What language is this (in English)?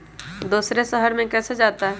Magahi